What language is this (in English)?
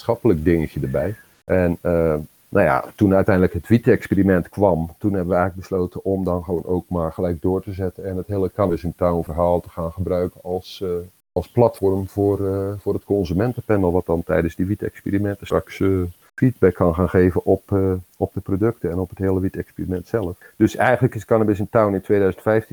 Dutch